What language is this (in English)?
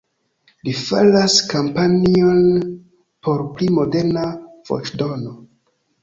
Esperanto